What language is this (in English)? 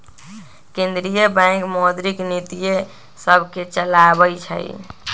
Magahi